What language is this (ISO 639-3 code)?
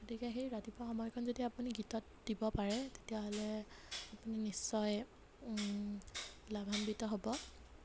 asm